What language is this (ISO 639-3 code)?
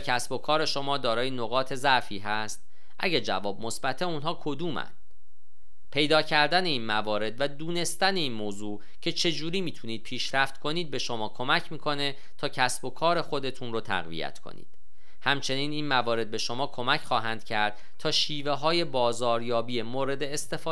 fas